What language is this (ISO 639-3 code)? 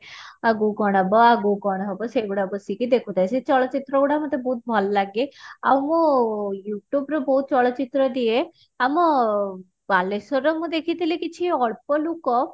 ori